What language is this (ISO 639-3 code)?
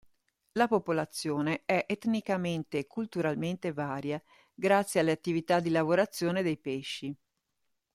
ita